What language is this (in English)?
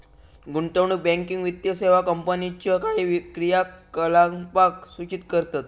Marathi